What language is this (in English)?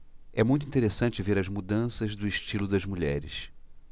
Portuguese